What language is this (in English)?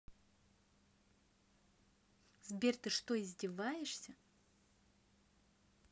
Russian